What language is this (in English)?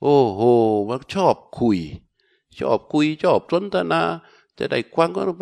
Thai